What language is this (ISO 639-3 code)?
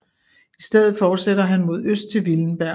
dan